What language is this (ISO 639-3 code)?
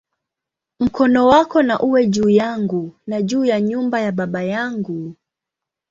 swa